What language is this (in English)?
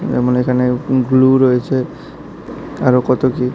Bangla